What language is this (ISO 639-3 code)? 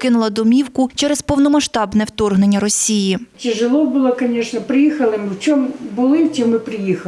ukr